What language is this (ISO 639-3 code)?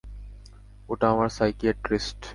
ben